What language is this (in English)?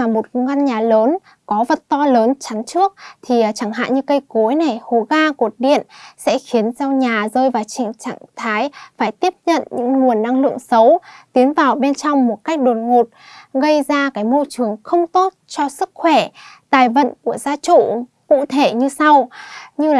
Vietnamese